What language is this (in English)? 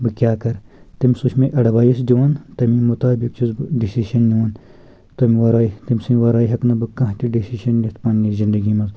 Kashmiri